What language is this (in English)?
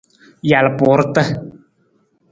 Nawdm